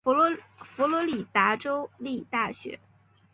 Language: Chinese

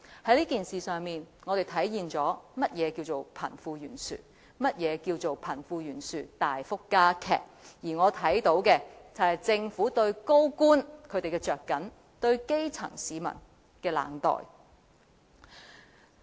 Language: Cantonese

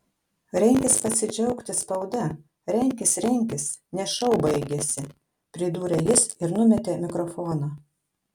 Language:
Lithuanian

